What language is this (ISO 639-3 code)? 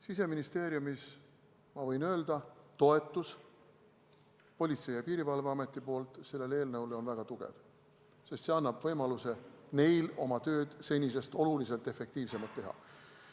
est